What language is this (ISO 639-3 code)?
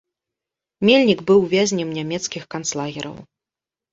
bel